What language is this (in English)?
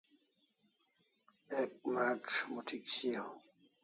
Kalasha